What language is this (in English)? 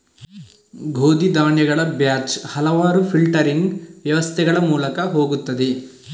Kannada